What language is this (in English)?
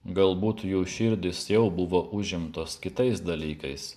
Lithuanian